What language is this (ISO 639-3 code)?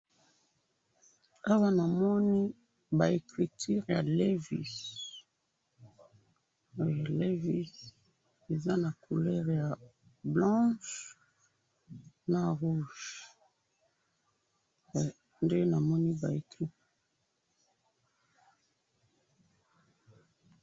lin